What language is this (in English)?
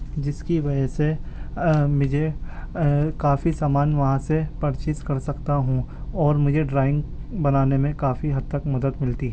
Urdu